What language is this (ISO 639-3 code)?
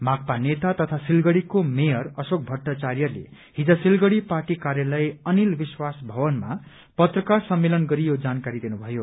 nep